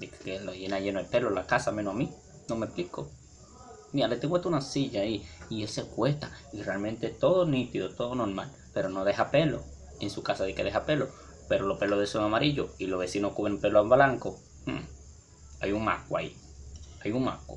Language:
Spanish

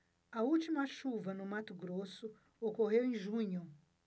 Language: Portuguese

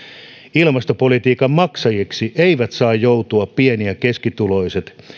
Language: Finnish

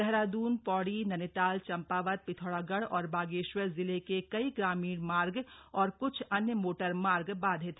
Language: Hindi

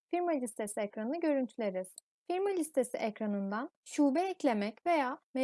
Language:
Turkish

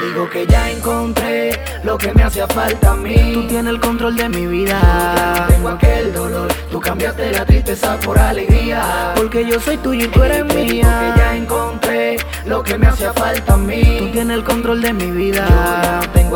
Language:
English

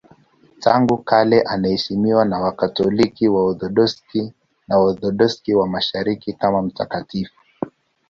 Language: Swahili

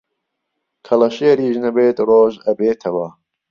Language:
Central Kurdish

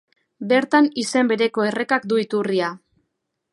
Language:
Basque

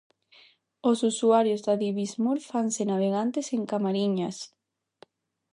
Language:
Galician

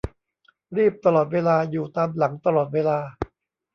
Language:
Thai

